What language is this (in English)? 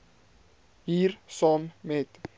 Afrikaans